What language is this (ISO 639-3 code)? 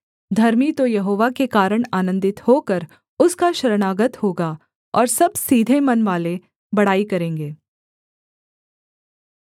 hin